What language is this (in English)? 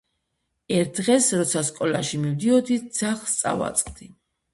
Georgian